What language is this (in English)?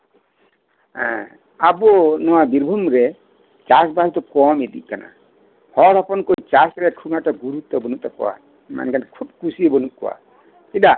Santali